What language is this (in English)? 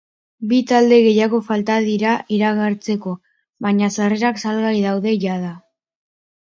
Basque